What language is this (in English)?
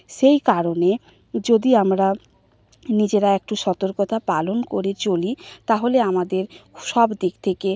Bangla